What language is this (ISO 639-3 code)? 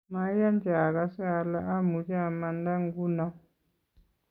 kln